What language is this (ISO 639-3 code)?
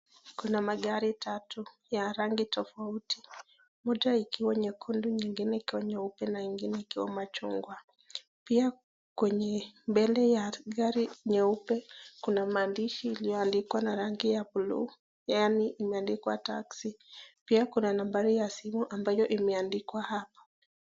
swa